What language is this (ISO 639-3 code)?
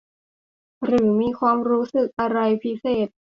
tha